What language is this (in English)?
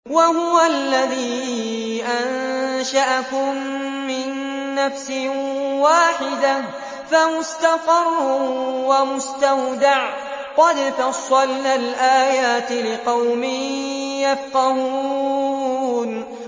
Arabic